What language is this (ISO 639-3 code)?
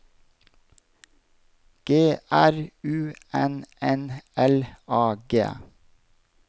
nor